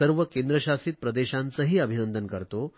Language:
Marathi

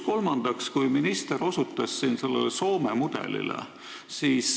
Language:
Estonian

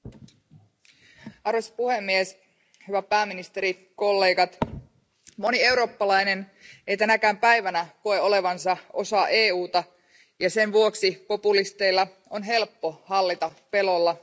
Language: Finnish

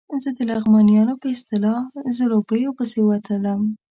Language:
Pashto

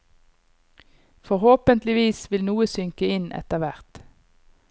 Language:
Norwegian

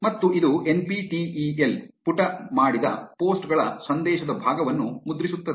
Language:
Kannada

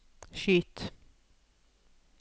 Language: Norwegian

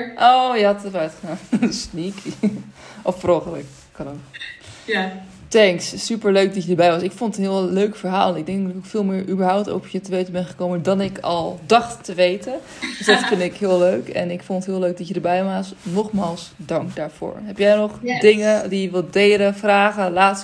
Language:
Dutch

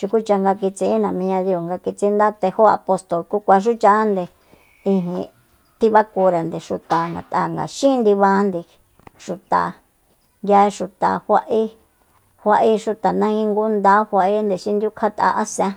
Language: Soyaltepec Mazatec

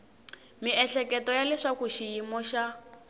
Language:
Tsonga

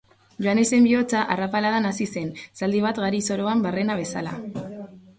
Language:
Basque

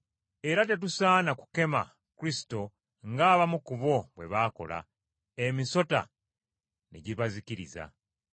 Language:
Ganda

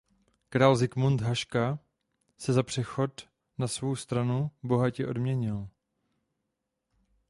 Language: Czech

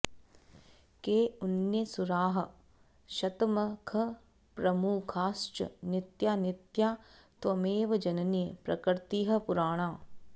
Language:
Sanskrit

